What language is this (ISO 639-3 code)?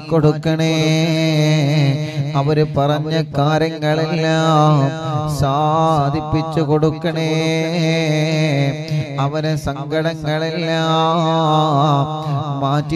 ara